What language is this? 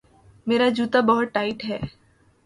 Urdu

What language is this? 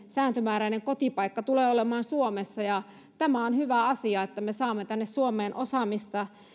Finnish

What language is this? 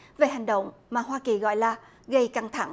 Vietnamese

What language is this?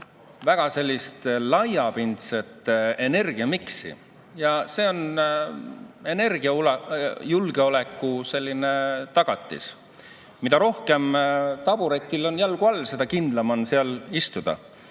Estonian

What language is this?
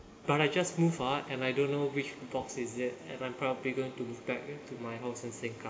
English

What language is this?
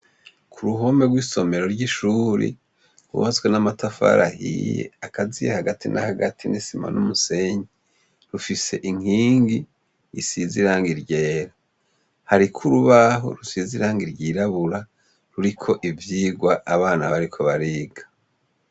Rundi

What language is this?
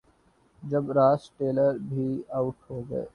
Urdu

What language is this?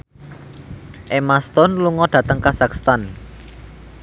Javanese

